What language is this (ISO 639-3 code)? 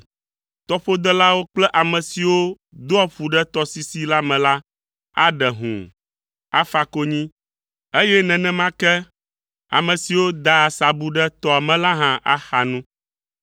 ewe